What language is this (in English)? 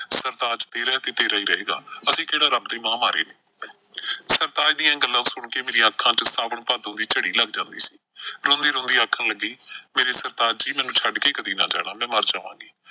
Punjabi